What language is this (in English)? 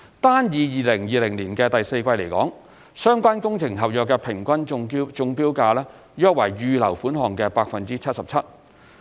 Cantonese